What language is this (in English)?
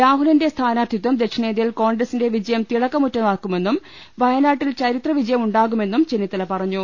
Malayalam